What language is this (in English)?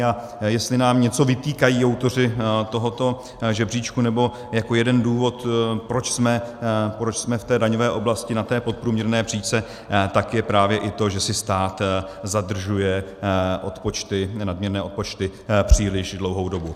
Czech